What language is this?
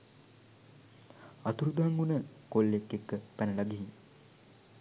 Sinhala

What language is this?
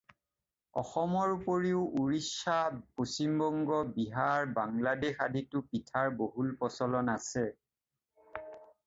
Assamese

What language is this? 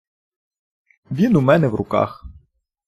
Ukrainian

